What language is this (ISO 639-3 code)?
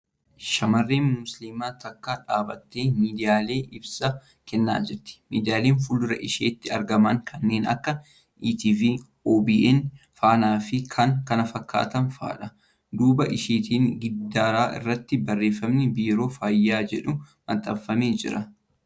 orm